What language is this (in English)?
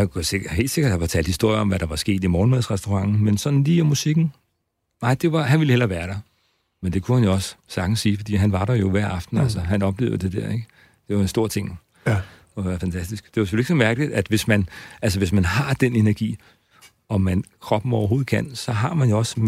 Danish